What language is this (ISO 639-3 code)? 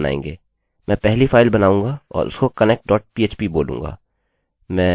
hin